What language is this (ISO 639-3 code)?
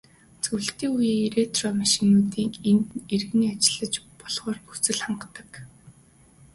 mon